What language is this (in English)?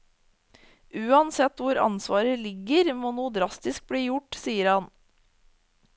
Norwegian